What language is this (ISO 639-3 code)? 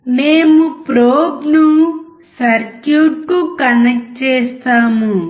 tel